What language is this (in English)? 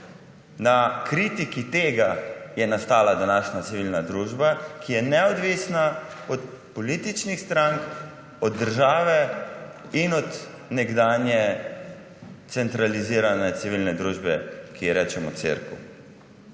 Slovenian